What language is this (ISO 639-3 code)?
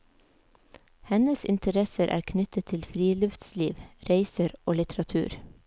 nor